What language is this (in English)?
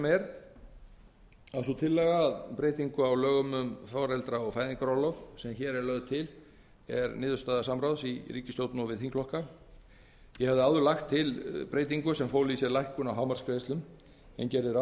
Icelandic